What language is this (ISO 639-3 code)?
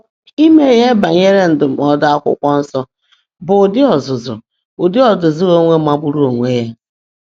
ibo